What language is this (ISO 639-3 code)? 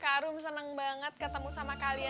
ind